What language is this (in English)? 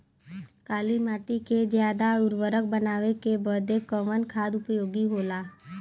Bhojpuri